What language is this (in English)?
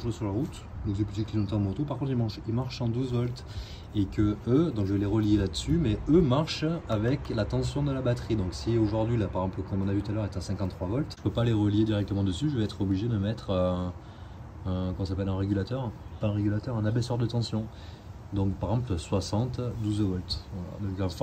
French